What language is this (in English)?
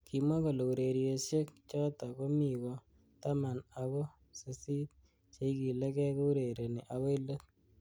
Kalenjin